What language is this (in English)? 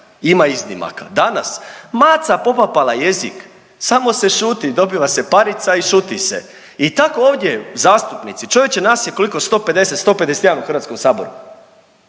Croatian